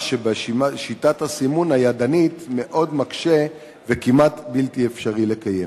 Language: Hebrew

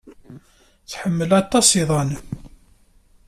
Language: Kabyle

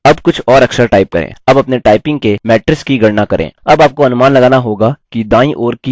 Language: Hindi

